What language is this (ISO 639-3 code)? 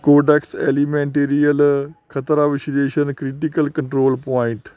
pan